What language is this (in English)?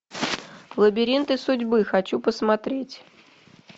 Russian